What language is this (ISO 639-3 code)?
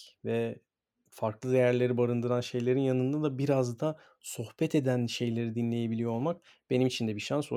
tur